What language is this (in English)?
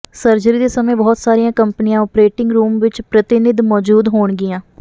Punjabi